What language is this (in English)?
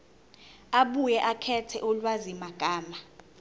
Zulu